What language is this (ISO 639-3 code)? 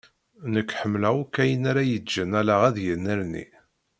kab